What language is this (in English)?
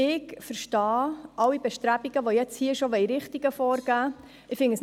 Swiss German